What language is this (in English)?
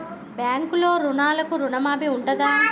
Telugu